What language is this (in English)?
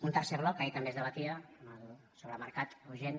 Catalan